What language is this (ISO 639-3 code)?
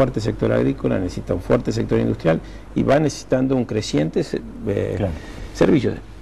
spa